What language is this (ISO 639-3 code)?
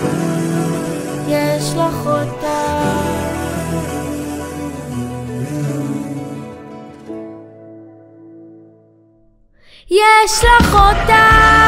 heb